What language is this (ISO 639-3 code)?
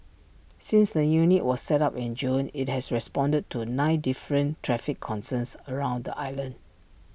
eng